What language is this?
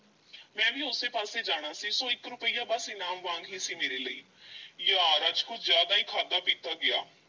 Punjabi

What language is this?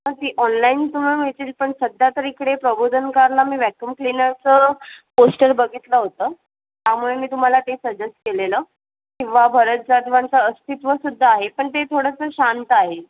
Marathi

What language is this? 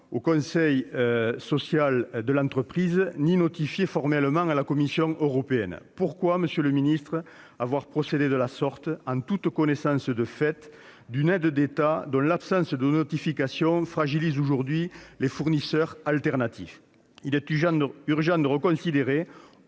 French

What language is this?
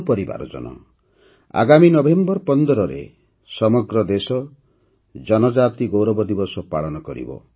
Odia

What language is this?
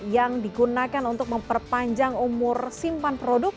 Indonesian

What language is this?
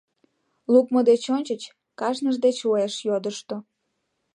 Mari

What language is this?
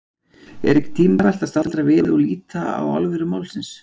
Icelandic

